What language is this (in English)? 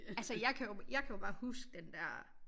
Danish